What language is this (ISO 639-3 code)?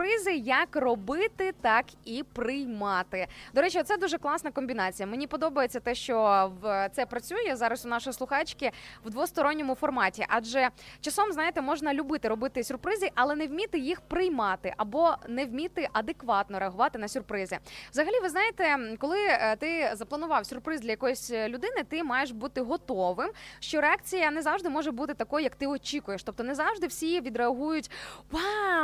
ukr